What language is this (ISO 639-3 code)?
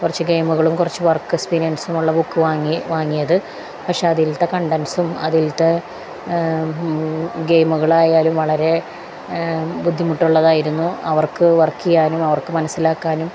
mal